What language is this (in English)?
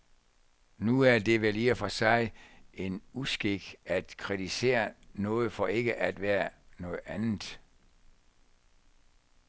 Danish